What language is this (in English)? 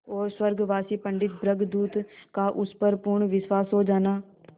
Hindi